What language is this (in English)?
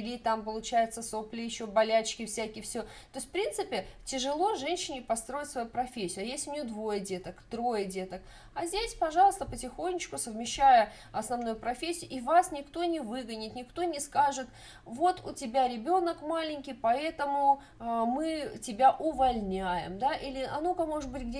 Russian